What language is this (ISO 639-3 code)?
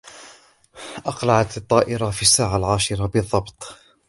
ara